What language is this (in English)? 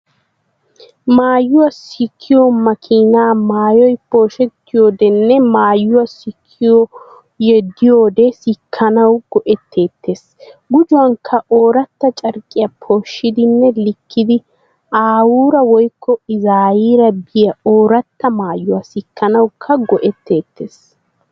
Wolaytta